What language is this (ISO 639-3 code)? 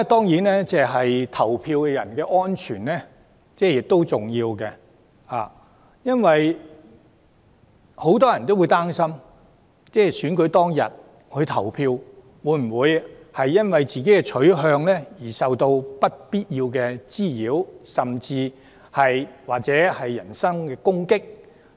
yue